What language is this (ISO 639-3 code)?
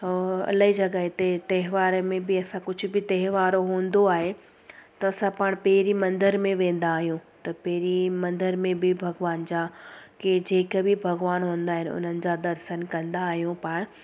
snd